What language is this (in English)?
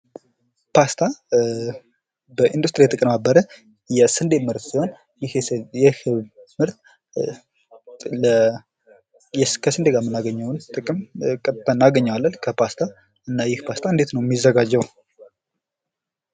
Amharic